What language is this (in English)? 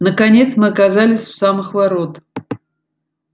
Russian